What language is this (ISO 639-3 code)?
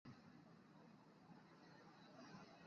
zho